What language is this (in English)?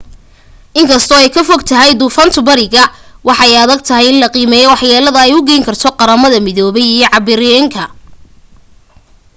Somali